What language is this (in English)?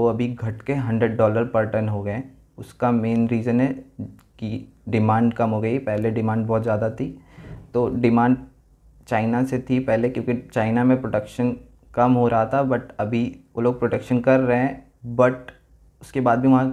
Hindi